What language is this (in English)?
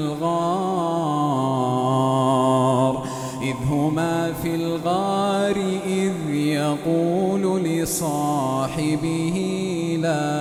Arabic